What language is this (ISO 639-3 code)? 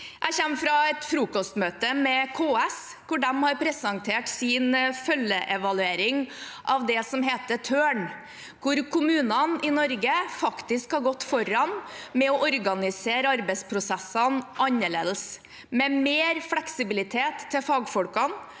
nor